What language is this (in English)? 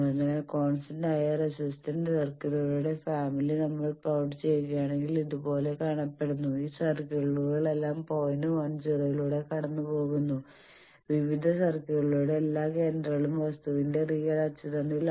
Malayalam